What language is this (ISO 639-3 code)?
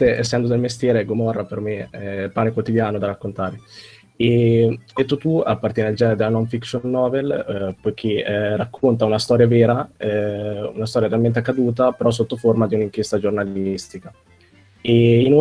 ita